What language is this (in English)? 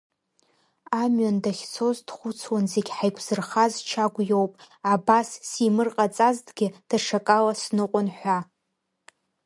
Abkhazian